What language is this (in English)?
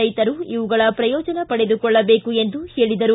Kannada